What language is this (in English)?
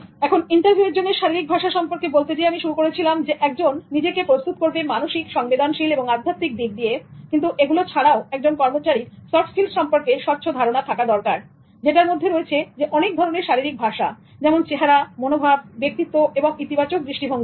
Bangla